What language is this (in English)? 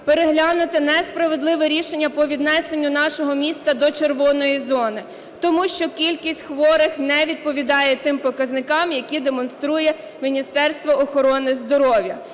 Ukrainian